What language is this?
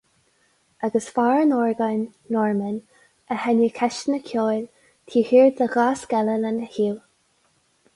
Irish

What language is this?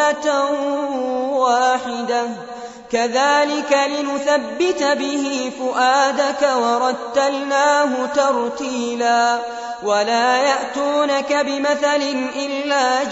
Arabic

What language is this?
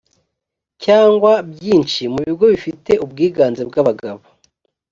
Kinyarwanda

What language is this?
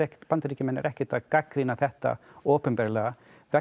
Icelandic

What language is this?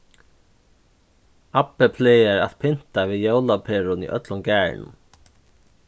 Faroese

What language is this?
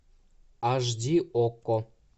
Russian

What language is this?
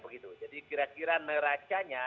Indonesian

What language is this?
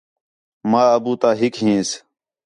Khetrani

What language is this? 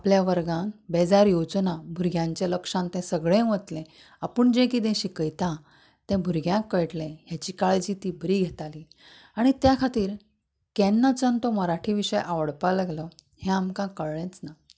Konkani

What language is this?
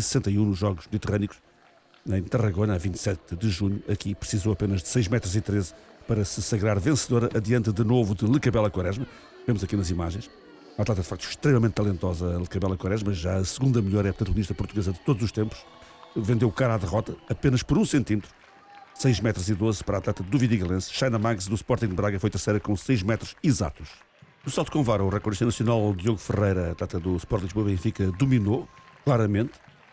Portuguese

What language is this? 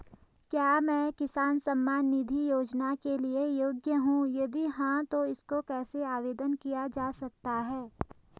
Hindi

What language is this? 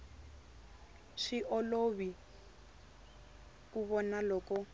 Tsonga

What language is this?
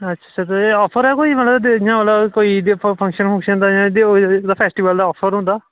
Dogri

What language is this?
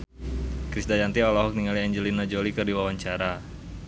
Sundanese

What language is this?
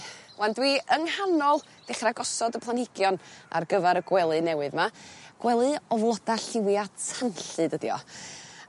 Welsh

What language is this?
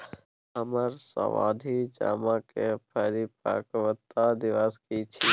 Maithili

